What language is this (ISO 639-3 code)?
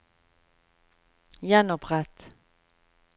nor